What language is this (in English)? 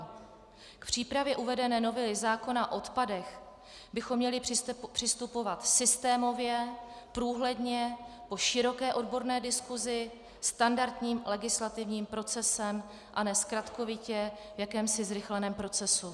Czech